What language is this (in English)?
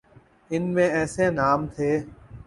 Urdu